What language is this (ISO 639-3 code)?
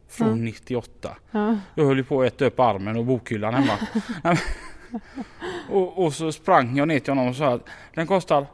swe